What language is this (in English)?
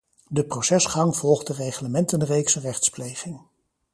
Dutch